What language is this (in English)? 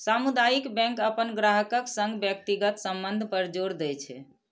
Maithili